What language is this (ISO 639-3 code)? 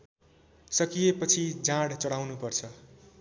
nep